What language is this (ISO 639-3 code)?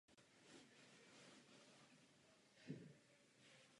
ces